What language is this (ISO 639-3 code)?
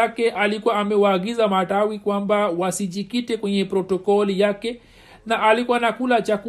swa